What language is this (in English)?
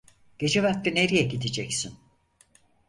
Turkish